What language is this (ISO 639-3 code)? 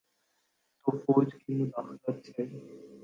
urd